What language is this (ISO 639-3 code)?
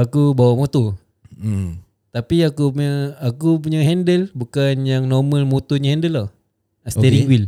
msa